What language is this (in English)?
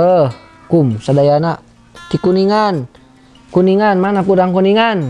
Indonesian